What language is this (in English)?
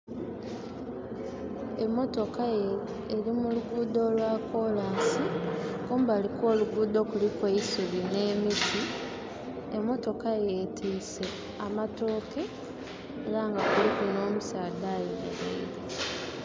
Soga